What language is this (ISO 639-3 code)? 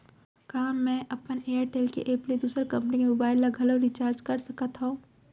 hne